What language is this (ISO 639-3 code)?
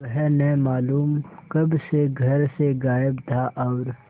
hin